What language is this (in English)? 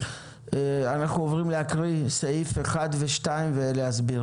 Hebrew